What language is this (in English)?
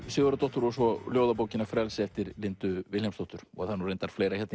Icelandic